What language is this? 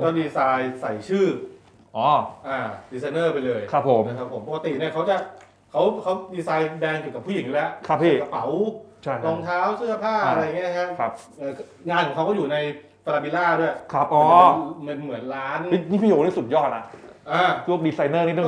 Thai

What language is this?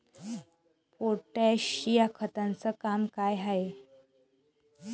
Marathi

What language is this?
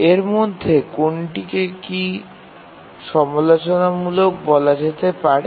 Bangla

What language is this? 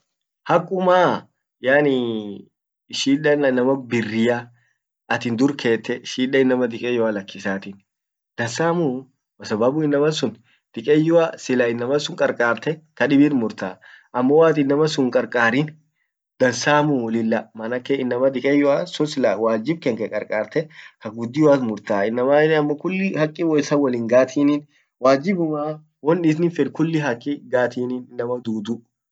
Orma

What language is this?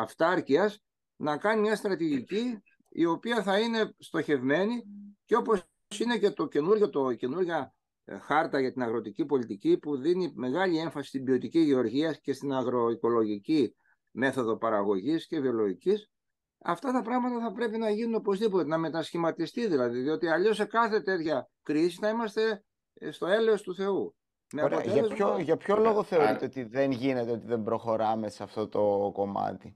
Greek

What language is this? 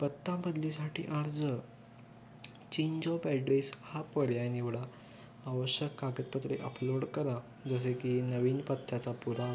Marathi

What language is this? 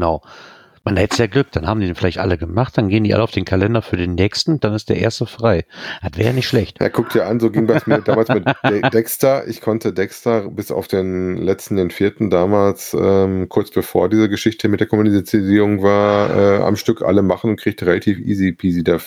German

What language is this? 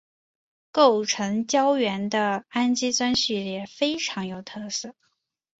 Chinese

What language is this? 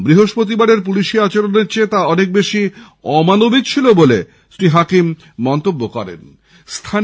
Bangla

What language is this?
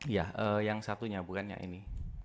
Indonesian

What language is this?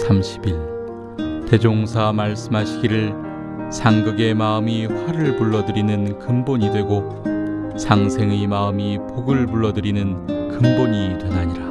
Korean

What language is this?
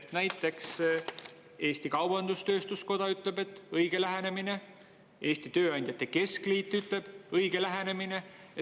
Estonian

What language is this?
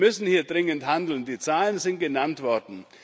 German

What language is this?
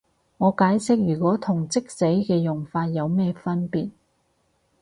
Cantonese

